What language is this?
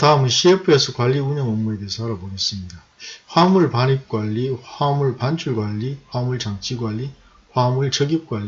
Korean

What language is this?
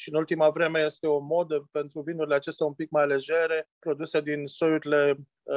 Romanian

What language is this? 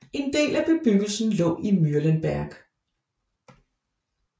Danish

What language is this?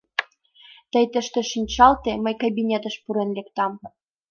Mari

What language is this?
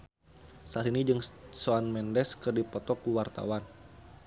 Sundanese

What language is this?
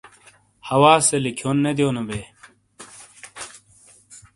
Shina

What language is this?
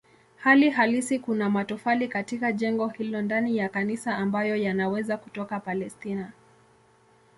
Swahili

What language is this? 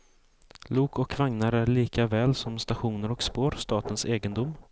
Swedish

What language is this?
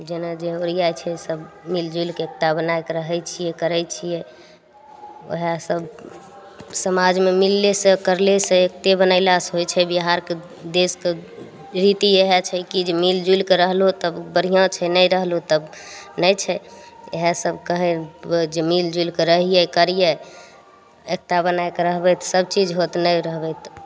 Maithili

